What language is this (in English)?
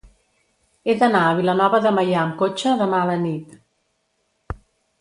Catalan